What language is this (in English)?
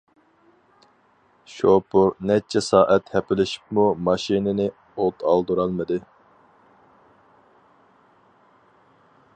Uyghur